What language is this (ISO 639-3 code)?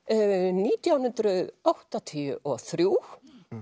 isl